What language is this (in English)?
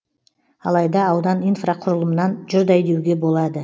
Kazakh